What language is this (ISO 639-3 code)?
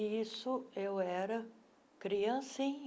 por